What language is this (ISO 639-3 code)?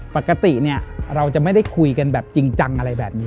tha